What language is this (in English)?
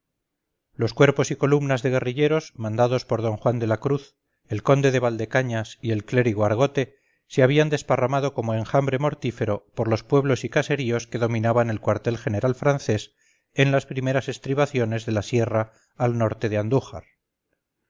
Spanish